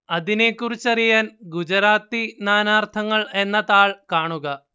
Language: Malayalam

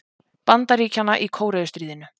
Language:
Icelandic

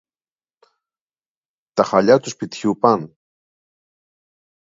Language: Greek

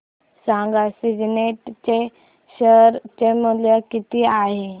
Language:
Marathi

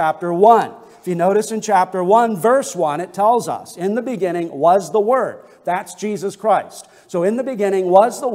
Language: English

